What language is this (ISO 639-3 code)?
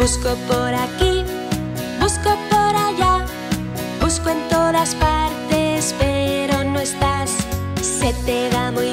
spa